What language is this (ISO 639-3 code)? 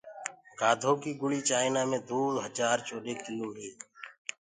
ggg